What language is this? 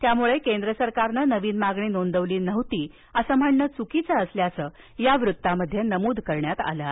Marathi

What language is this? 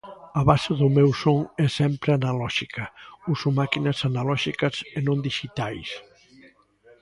Galician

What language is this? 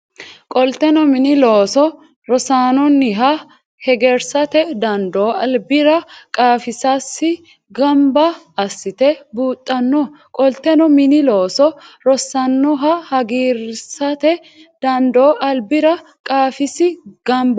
Sidamo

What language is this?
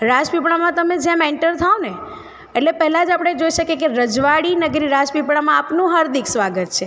Gujarati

